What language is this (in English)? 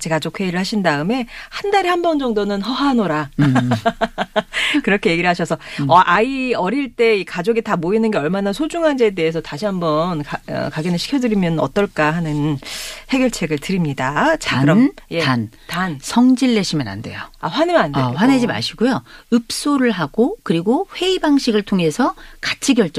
Korean